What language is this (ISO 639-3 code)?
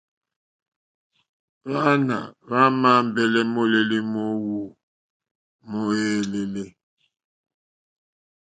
bri